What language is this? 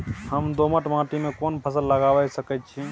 Maithili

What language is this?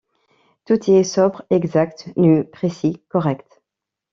French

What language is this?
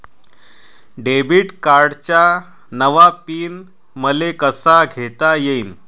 Marathi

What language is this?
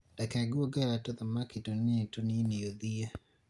Kikuyu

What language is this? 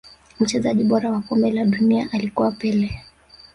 Swahili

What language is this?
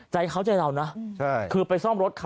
Thai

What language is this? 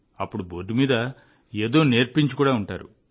Telugu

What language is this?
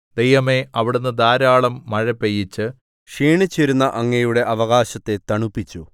Malayalam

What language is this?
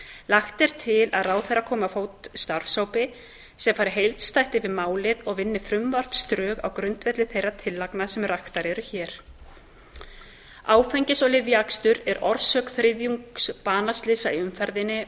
Icelandic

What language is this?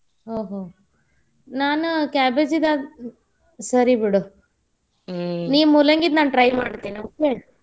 Kannada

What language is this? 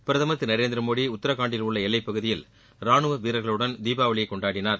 Tamil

